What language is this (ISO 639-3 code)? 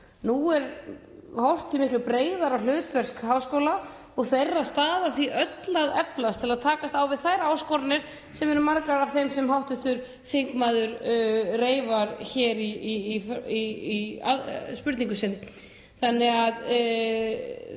isl